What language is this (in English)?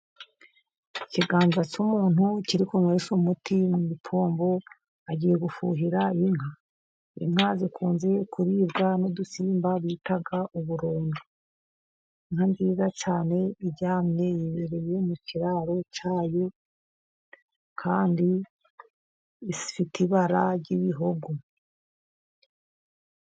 Kinyarwanda